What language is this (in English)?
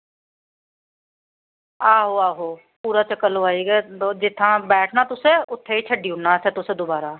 Dogri